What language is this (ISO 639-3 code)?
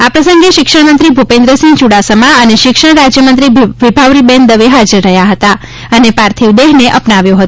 guj